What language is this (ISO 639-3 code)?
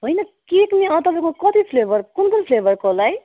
nep